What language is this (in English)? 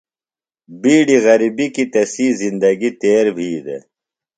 Phalura